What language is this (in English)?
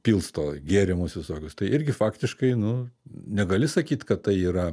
Lithuanian